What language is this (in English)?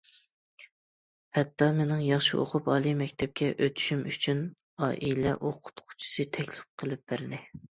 Uyghur